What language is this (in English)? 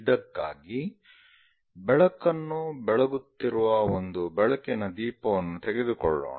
Kannada